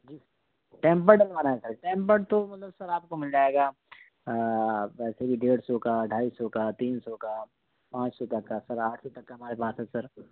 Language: Urdu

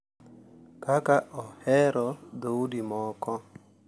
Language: Luo (Kenya and Tanzania)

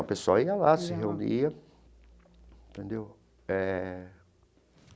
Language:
Portuguese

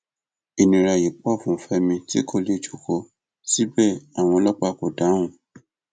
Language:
Yoruba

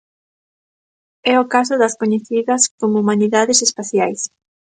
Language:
Galician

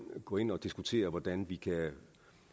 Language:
Danish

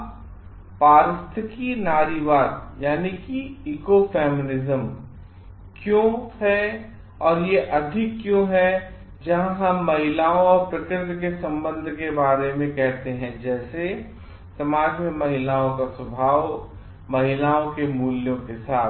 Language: Hindi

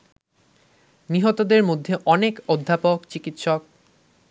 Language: Bangla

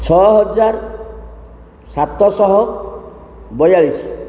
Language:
Odia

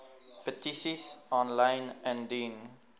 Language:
Afrikaans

